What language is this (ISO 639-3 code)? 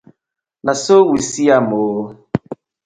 pcm